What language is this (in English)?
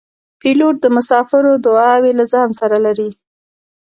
Pashto